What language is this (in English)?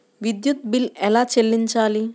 Telugu